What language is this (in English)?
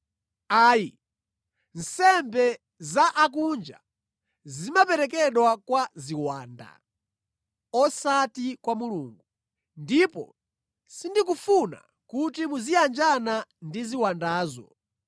Nyanja